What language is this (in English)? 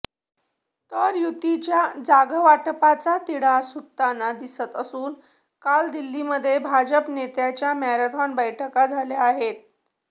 Marathi